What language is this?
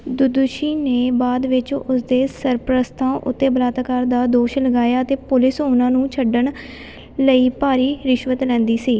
Punjabi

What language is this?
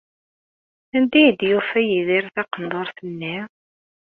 Kabyle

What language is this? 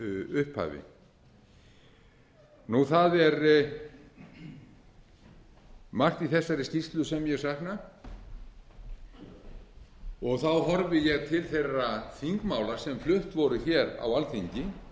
Icelandic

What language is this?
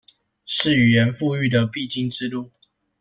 Chinese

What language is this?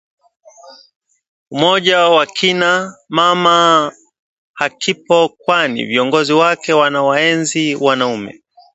Swahili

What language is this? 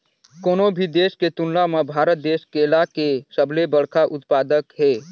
Chhattisgarhi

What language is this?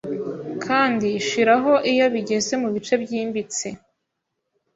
Kinyarwanda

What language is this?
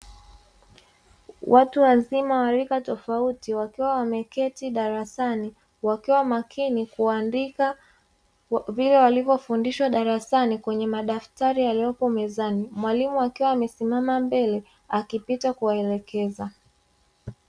Swahili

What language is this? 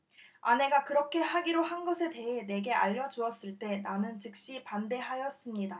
Korean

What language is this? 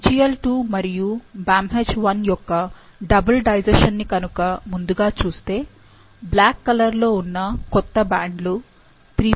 Telugu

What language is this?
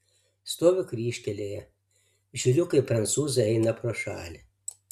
Lithuanian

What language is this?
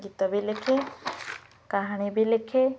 Odia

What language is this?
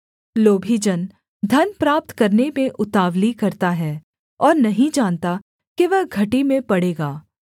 Hindi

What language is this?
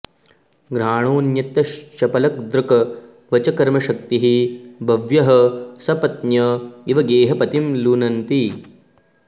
Sanskrit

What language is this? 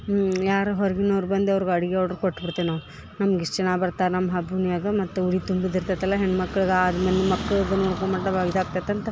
Kannada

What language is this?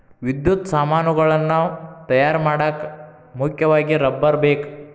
Kannada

